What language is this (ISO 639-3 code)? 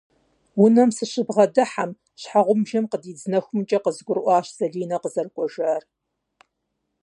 kbd